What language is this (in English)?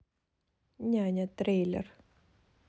Russian